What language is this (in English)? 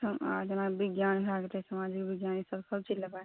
Maithili